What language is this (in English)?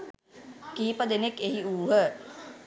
Sinhala